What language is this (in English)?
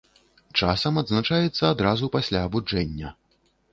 Belarusian